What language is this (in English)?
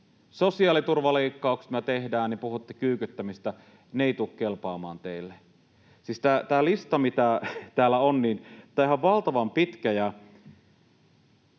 Finnish